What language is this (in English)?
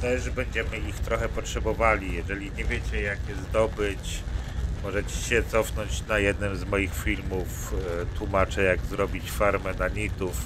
Polish